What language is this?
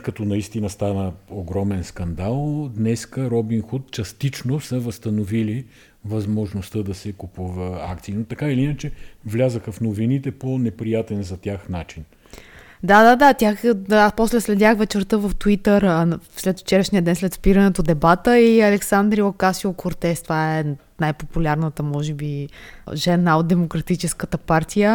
Bulgarian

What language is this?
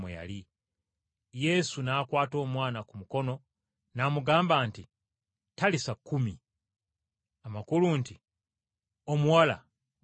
Ganda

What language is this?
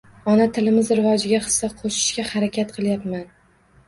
Uzbek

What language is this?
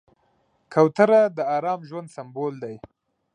Pashto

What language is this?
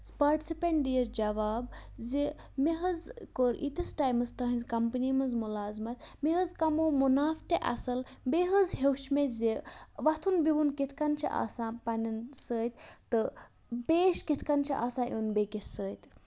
Kashmiri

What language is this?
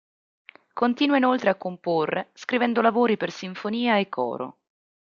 Italian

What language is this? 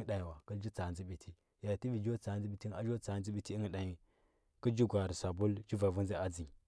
Huba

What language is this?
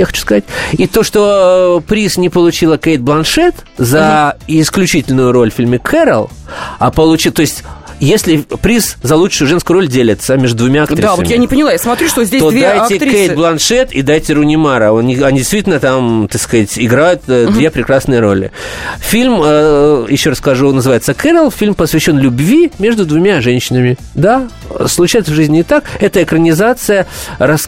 Russian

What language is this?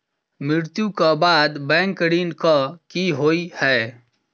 Maithili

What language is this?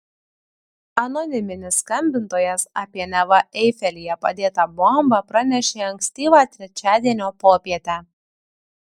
Lithuanian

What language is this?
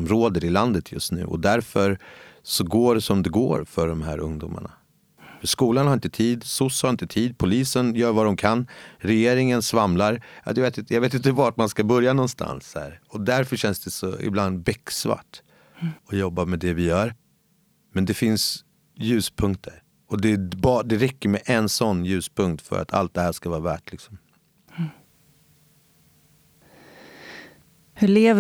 Swedish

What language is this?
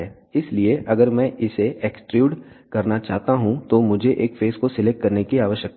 Hindi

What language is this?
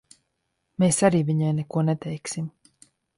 Latvian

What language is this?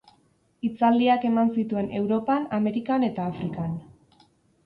Basque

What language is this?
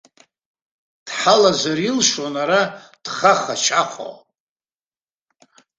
Abkhazian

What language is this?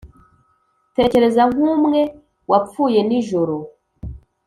Kinyarwanda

